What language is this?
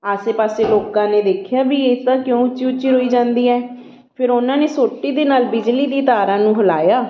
Punjabi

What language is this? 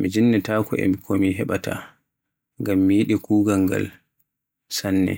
Borgu Fulfulde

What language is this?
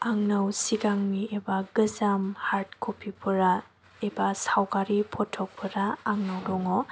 Bodo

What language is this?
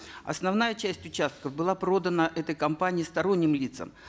Kazakh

